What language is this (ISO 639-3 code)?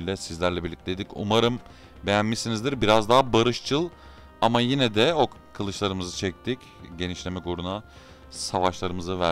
tur